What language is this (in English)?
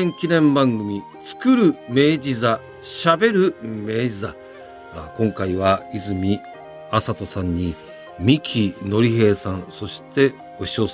Japanese